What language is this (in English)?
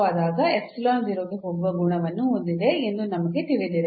Kannada